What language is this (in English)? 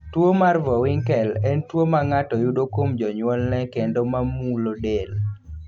Luo (Kenya and Tanzania)